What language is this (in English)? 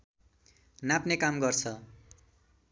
Nepali